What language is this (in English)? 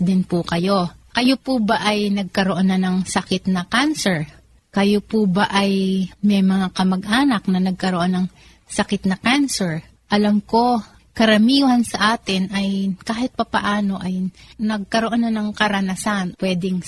Filipino